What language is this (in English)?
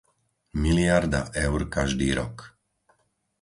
Slovak